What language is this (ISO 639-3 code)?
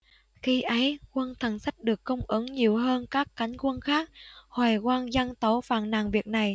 vie